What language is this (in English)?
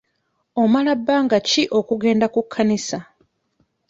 Ganda